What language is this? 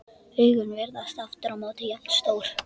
Icelandic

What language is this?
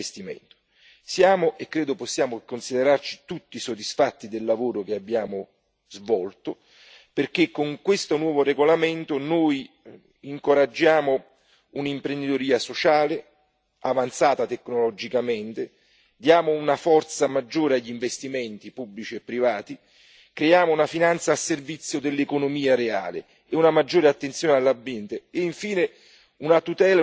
Italian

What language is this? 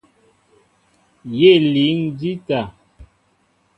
Mbo (Cameroon)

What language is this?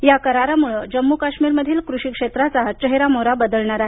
Marathi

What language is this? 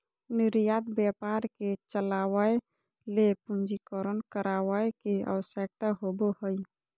Magahi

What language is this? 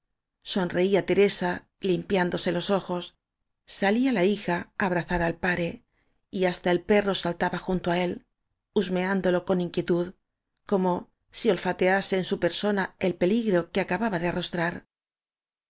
Spanish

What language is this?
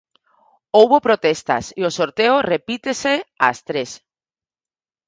Galician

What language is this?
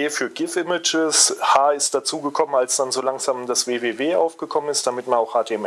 German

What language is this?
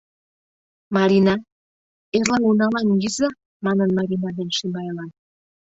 Mari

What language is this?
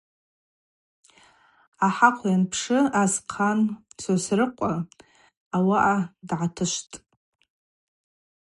Abaza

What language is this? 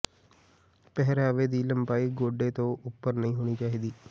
Punjabi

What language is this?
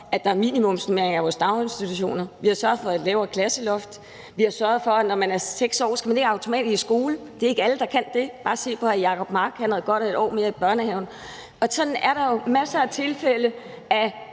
Danish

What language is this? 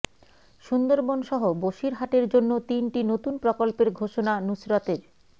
Bangla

